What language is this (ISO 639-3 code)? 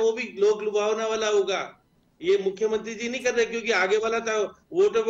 hin